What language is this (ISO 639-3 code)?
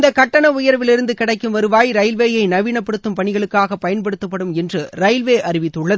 tam